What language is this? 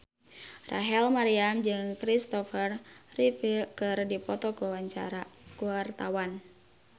Sundanese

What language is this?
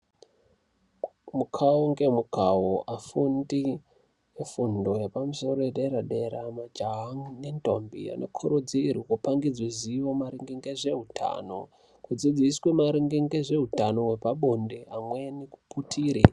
Ndau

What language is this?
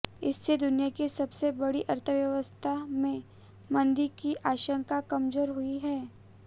Hindi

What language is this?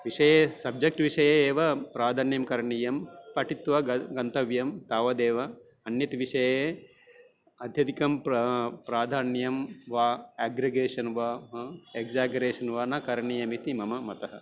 Sanskrit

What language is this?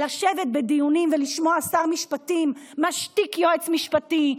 Hebrew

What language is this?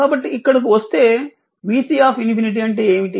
Telugu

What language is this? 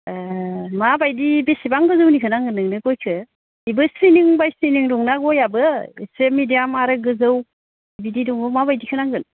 Bodo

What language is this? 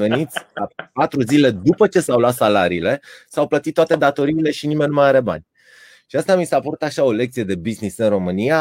Romanian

